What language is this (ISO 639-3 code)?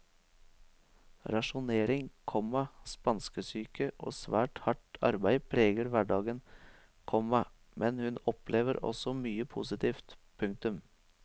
nor